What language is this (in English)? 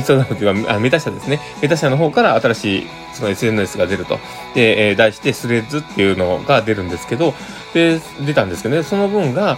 Japanese